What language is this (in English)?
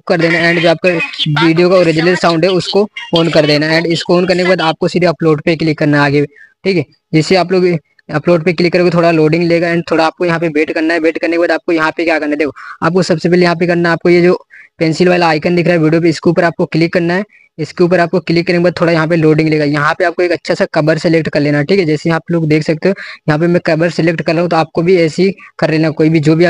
Hindi